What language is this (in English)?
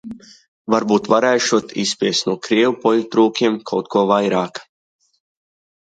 Latvian